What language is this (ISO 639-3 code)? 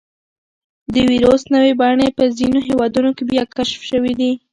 pus